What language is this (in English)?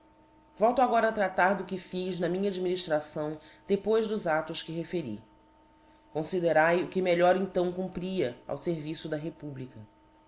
Portuguese